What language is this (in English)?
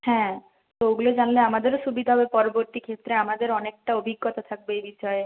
Bangla